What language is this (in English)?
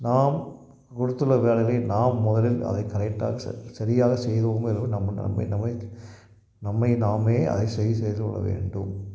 Tamil